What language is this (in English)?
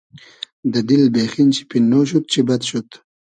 Hazaragi